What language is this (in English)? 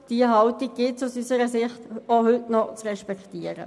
Swiss German